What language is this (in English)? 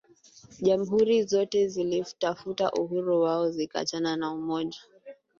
Swahili